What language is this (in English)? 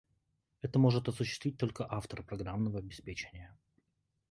Russian